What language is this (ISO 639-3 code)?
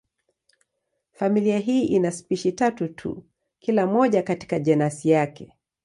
swa